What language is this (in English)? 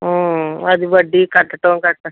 Telugu